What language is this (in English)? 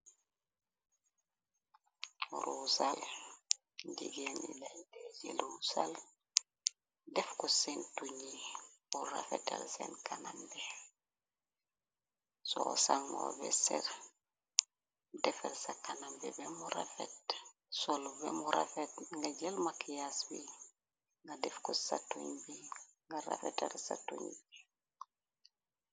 Wolof